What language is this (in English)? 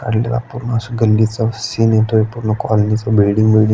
Marathi